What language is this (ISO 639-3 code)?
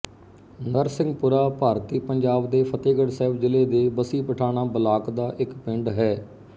pan